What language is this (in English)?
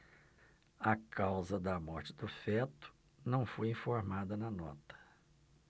Portuguese